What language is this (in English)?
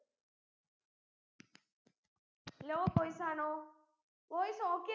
Malayalam